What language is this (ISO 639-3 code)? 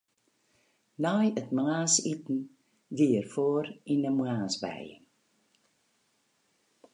fry